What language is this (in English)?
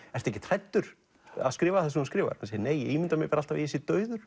Icelandic